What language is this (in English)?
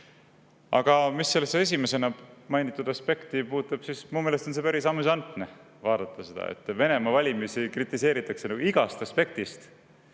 Estonian